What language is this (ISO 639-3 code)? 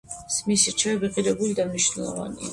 kat